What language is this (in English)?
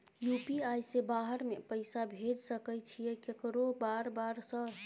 Maithili